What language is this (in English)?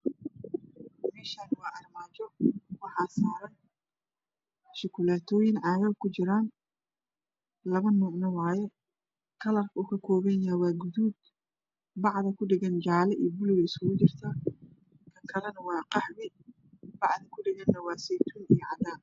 Somali